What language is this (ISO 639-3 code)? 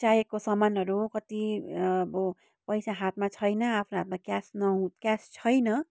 nep